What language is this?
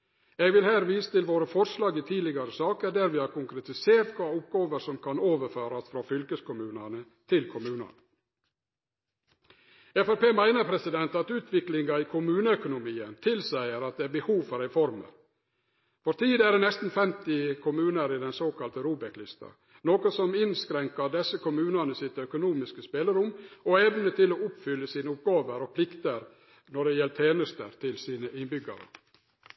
Norwegian Nynorsk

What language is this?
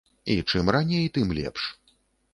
Belarusian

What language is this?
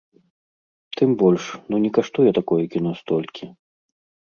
Belarusian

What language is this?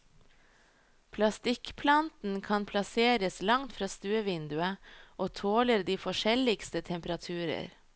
Norwegian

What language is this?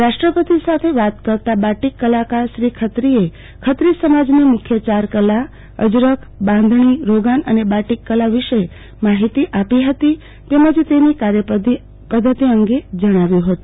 Gujarati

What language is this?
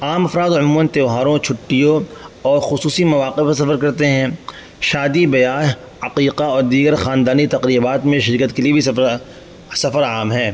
Urdu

